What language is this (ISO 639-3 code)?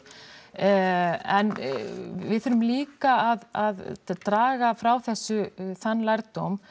isl